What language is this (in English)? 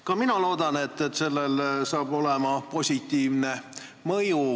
Estonian